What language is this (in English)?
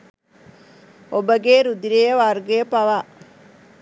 Sinhala